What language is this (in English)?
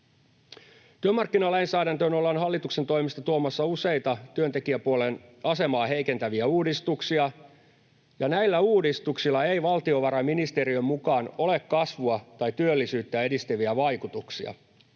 Finnish